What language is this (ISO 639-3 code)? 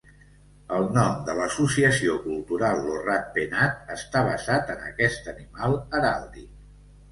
cat